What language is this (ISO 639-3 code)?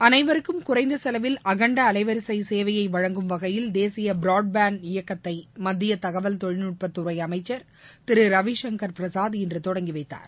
tam